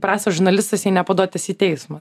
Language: Lithuanian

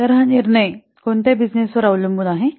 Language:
Marathi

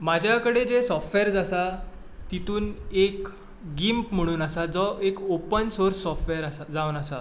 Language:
Konkani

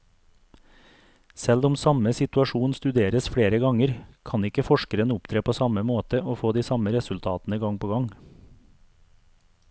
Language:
Norwegian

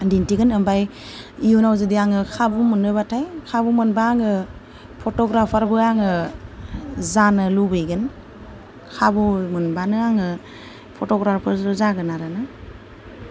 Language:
Bodo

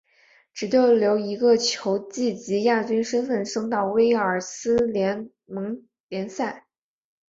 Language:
Chinese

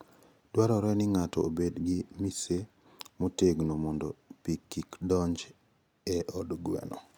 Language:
Luo (Kenya and Tanzania)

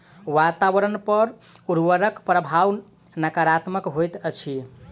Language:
Maithili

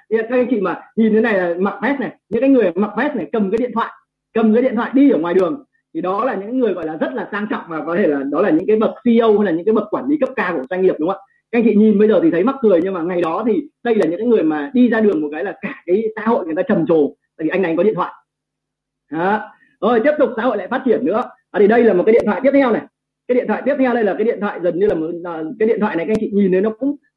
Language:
Vietnamese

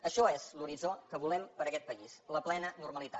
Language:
Catalan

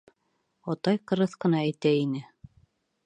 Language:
Bashkir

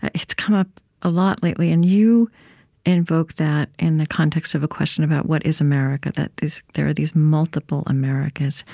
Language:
English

